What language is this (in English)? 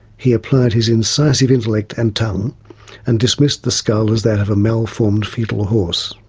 English